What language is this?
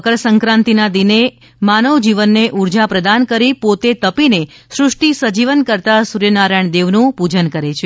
Gujarati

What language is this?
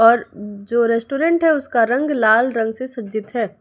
Hindi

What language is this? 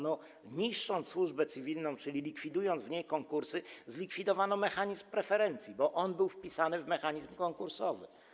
Polish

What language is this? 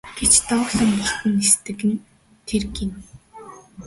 Mongolian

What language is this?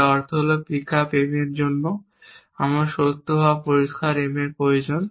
Bangla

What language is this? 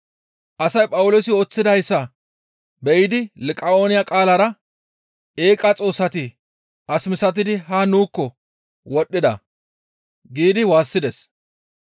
Gamo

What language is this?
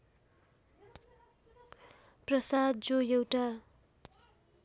Nepali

